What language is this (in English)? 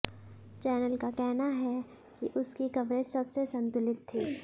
Hindi